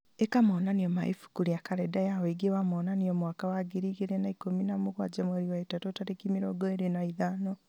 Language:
Kikuyu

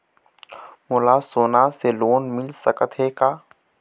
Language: Chhattisgarhi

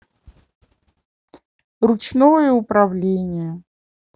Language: Russian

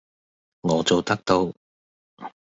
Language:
Cantonese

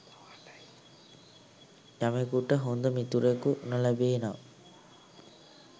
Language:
Sinhala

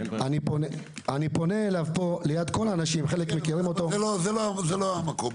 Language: Hebrew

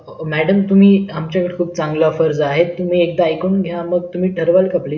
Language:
Marathi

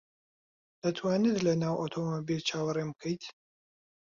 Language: Central Kurdish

